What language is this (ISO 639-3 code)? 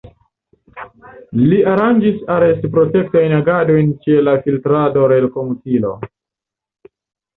epo